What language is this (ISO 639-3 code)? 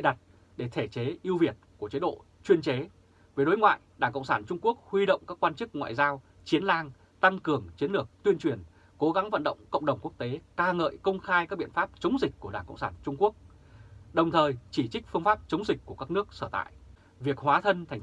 vie